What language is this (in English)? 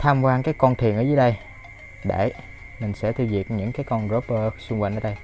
Vietnamese